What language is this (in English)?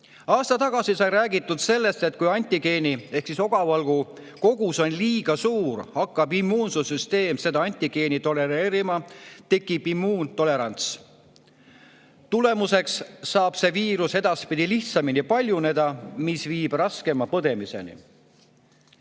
Estonian